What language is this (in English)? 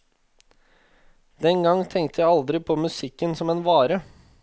Norwegian